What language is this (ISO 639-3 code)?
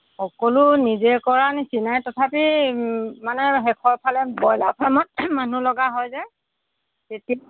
asm